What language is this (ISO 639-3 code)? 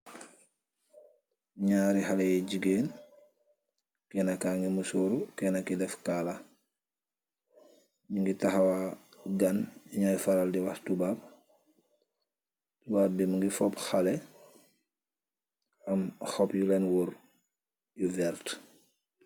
wol